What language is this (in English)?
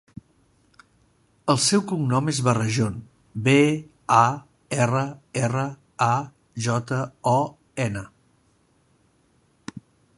Catalan